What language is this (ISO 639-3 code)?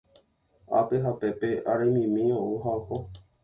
grn